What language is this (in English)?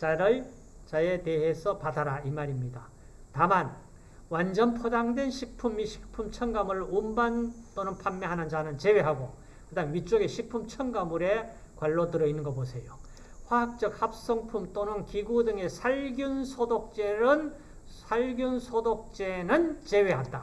Korean